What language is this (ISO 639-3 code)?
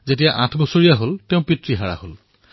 asm